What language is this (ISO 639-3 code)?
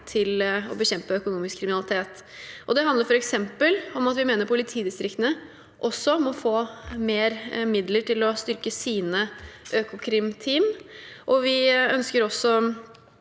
nor